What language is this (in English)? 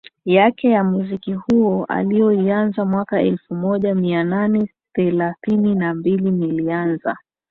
Swahili